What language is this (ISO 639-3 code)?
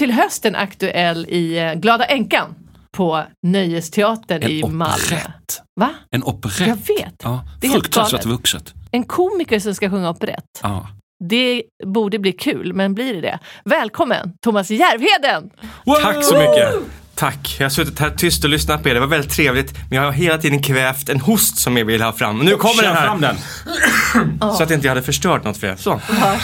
swe